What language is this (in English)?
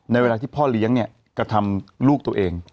Thai